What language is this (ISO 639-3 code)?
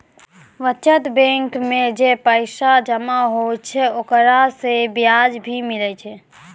mai